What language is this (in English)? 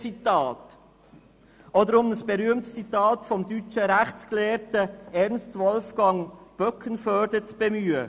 Swiss German